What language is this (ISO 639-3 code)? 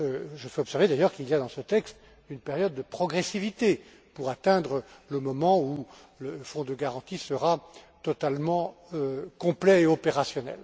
fra